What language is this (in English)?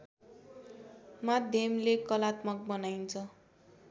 Nepali